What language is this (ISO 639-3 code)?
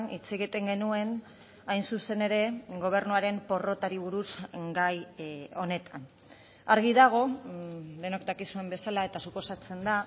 eus